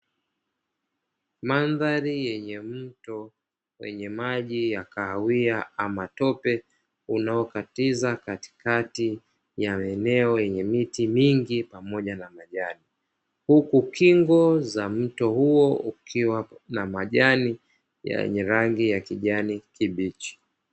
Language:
Swahili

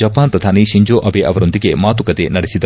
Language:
Kannada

